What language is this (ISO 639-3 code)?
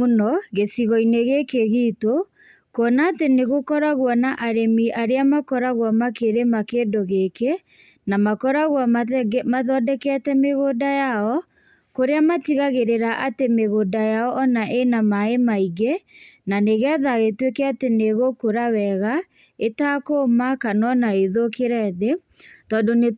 kik